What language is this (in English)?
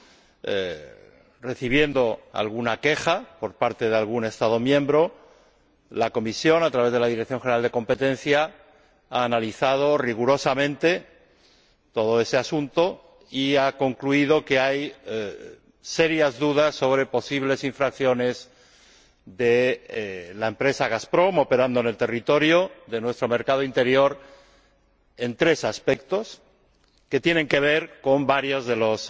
Spanish